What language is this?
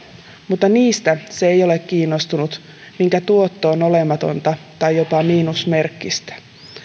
Finnish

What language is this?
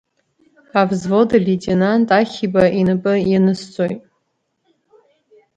Abkhazian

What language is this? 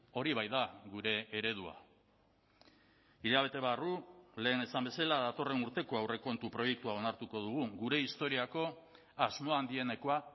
Basque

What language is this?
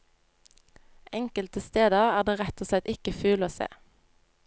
Norwegian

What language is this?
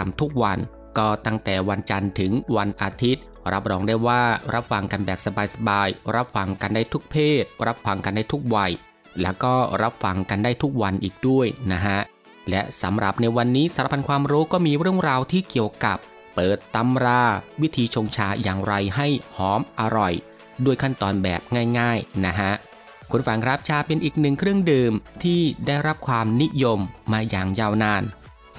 Thai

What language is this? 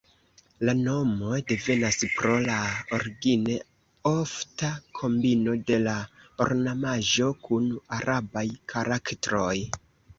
Esperanto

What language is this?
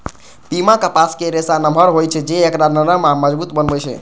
Maithili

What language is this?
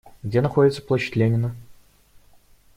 Russian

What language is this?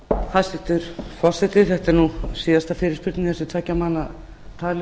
Icelandic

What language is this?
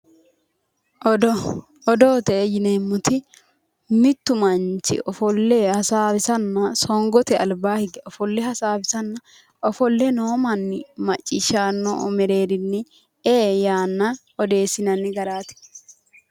Sidamo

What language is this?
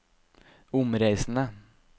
Norwegian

